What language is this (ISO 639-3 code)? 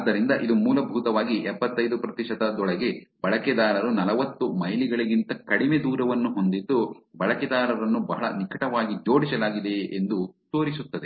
kan